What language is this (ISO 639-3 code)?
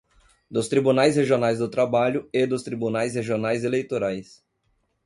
por